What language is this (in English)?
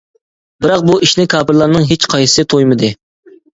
Uyghur